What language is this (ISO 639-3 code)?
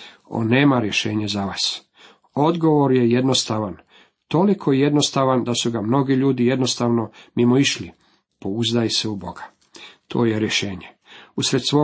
hrv